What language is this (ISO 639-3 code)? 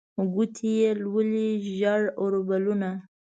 pus